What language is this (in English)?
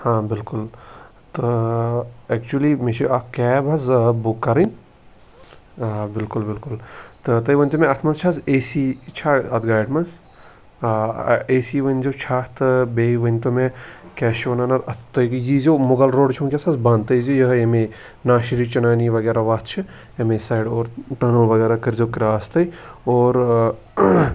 Kashmiri